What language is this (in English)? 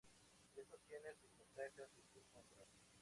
Spanish